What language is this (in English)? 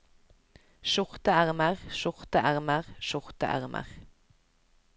Norwegian